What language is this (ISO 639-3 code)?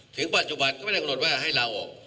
tha